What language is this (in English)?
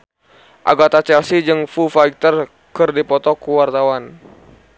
Sundanese